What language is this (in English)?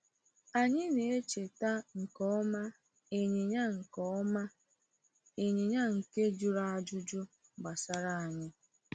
Igbo